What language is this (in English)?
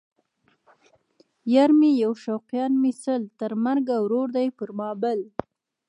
Pashto